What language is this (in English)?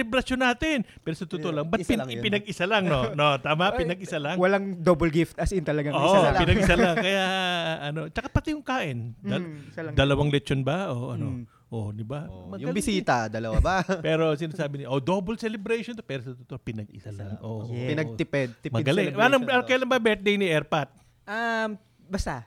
Filipino